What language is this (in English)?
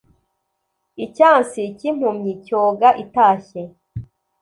Kinyarwanda